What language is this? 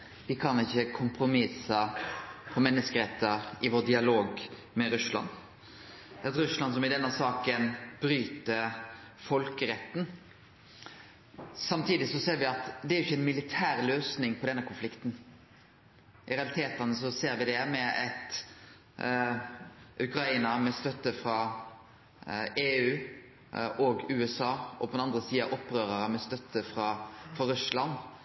Norwegian Nynorsk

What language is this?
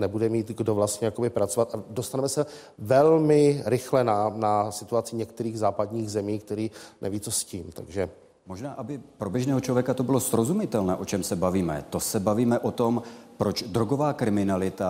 Czech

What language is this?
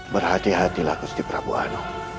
Indonesian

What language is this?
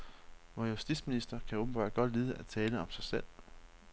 Danish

